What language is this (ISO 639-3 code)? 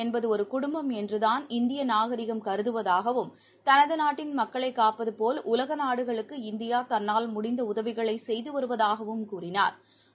tam